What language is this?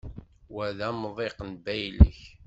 Kabyle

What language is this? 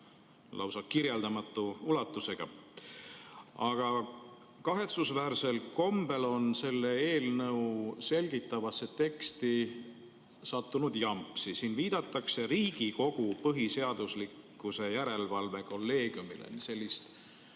Estonian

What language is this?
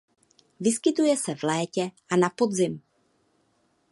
Czech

